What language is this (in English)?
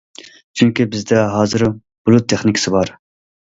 Uyghur